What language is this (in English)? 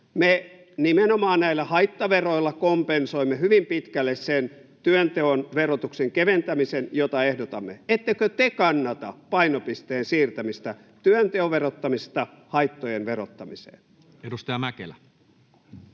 Finnish